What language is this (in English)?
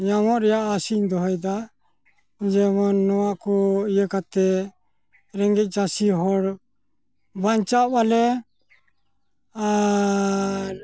Santali